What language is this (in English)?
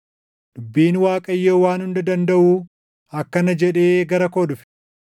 Oromo